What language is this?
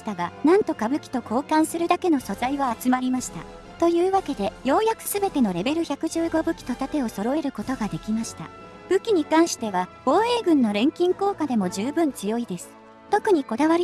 Japanese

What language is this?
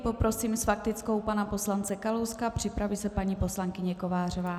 Czech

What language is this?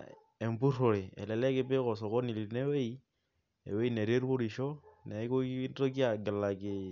Masai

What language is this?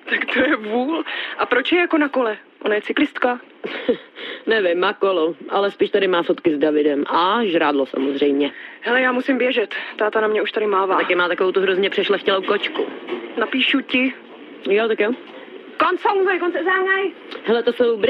Czech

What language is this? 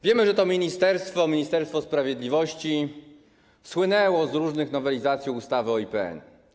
Polish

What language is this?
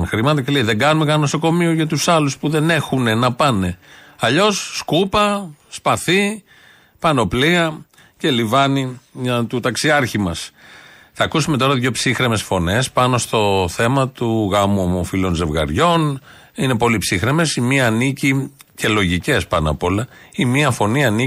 Greek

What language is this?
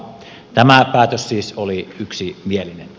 Finnish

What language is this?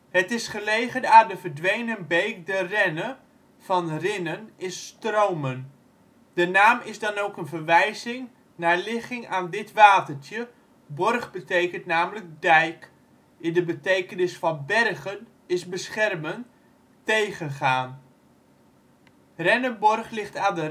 Dutch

